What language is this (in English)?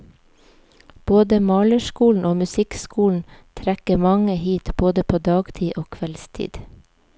Norwegian